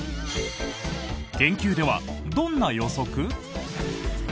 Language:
Japanese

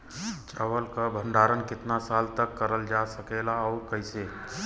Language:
Bhojpuri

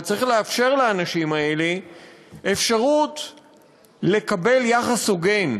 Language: Hebrew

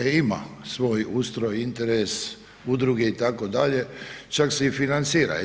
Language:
Croatian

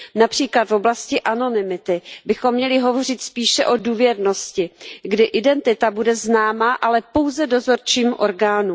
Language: Czech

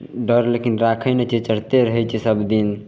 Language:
Maithili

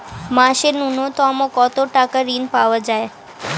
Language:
Bangla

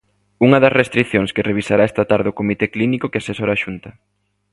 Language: Galician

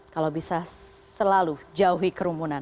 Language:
Indonesian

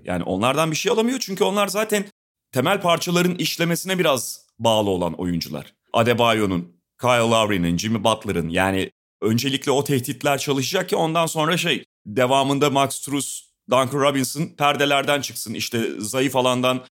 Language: Turkish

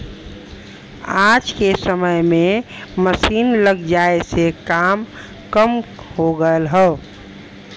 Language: Bhojpuri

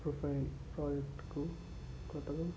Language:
Telugu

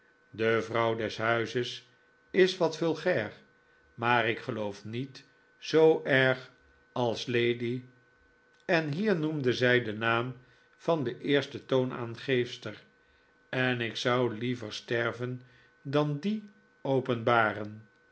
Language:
Dutch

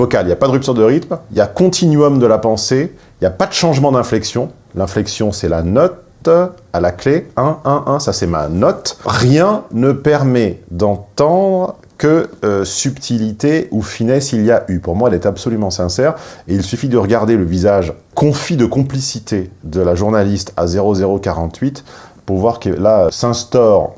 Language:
French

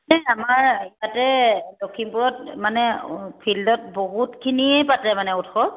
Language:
Assamese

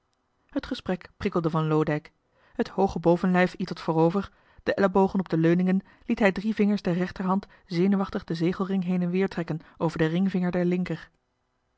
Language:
Dutch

